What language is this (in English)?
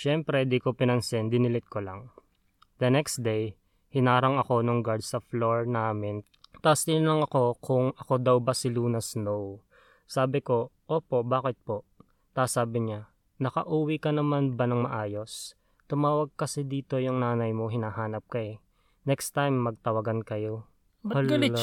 Filipino